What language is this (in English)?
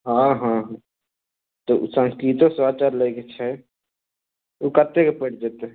Maithili